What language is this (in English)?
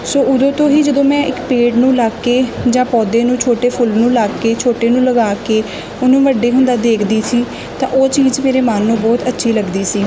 Punjabi